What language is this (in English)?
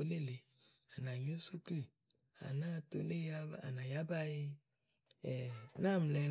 Igo